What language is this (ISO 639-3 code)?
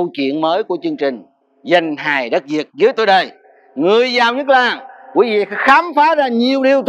vie